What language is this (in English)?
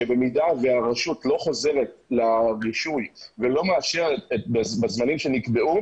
Hebrew